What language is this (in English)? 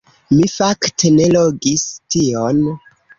Esperanto